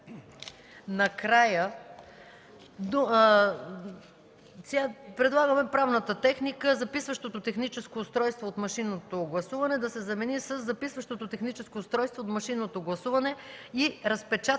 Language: Bulgarian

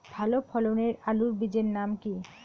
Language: Bangla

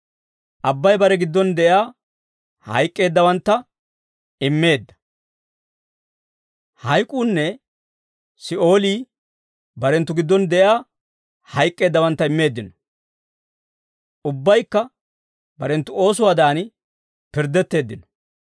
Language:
Dawro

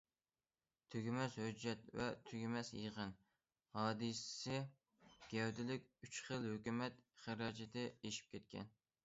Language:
Uyghur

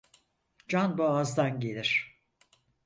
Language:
Turkish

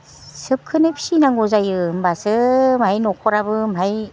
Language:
Bodo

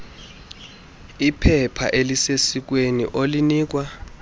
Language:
Xhosa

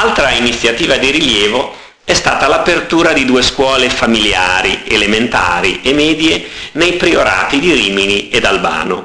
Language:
Italian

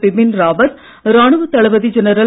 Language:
Tamil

